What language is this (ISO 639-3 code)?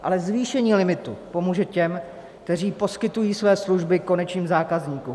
ces